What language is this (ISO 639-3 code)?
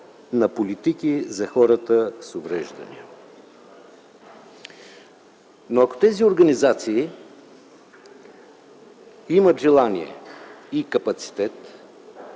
bul